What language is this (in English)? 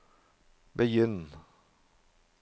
Norwegian